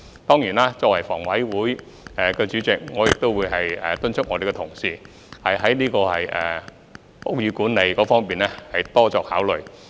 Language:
Cantonese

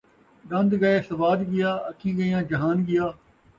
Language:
Saraiki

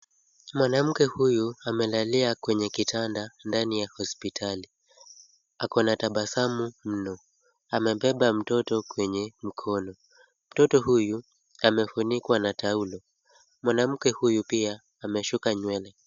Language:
Swahili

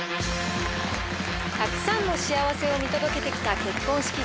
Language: Japanese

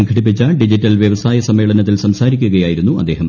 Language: Malayalam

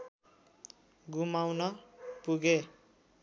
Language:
Nepali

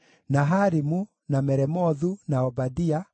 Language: Kikuyu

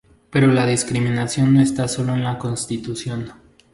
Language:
Spanish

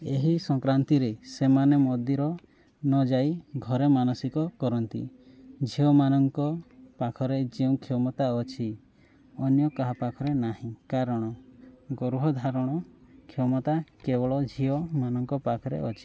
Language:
Odia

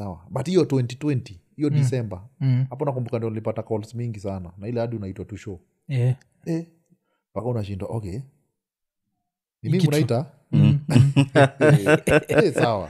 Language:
Swahili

